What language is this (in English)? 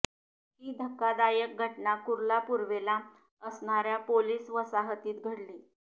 Marathi